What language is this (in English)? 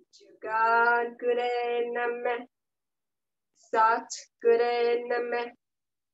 Vietnamese